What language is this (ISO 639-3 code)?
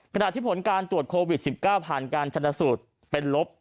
tha